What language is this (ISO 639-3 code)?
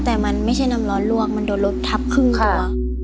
tha